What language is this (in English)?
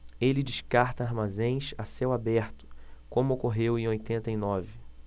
Portuguese